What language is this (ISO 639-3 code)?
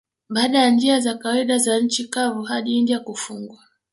swa